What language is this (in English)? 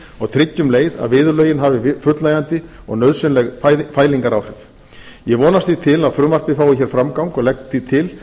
Icelandic